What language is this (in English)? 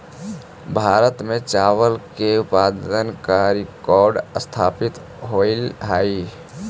Magahi